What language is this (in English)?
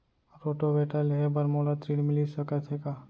Chhattisgarhi